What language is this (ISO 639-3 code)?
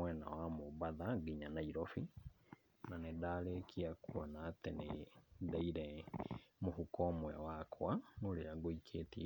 kik